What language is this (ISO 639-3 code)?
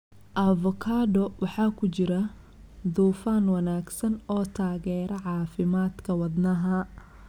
som